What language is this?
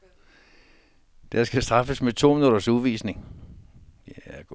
Danish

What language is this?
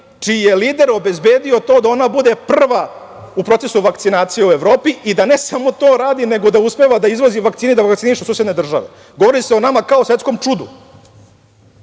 Serbian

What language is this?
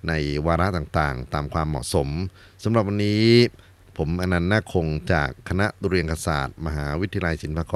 Thai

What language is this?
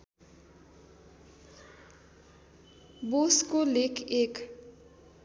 Nepali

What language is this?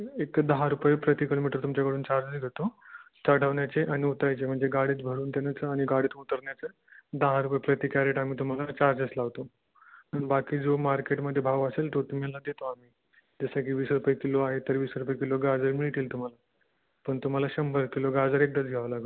Marathi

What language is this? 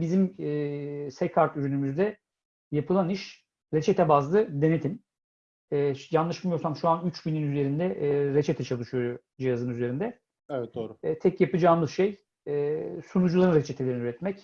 Turkish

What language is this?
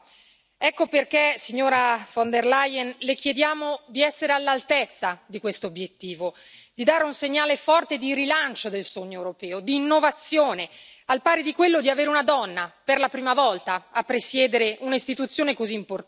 Italian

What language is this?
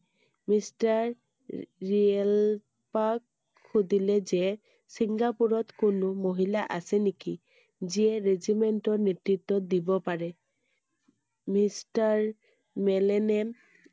Assamese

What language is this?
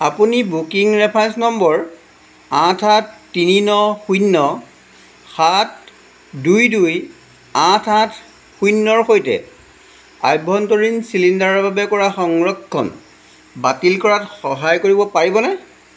Assamese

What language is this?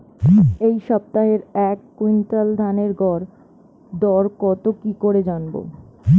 Bangla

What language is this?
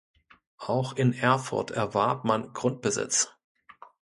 German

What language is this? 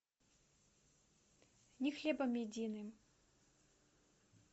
Russian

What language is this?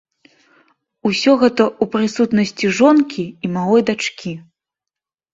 Belarusian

